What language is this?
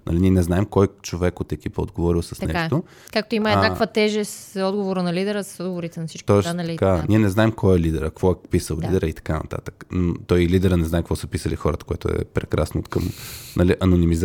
Bulgarian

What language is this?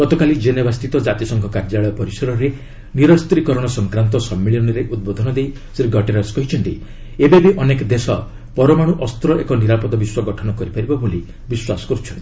Odia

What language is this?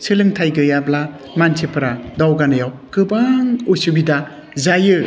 Bodo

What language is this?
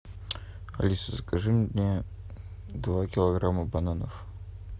Russian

